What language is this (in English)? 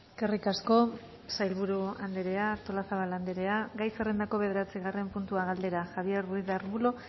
Basque